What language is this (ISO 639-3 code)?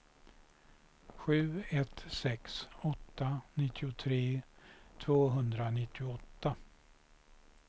swe